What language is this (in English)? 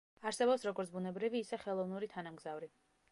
Georgian